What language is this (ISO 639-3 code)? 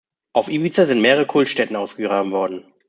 deu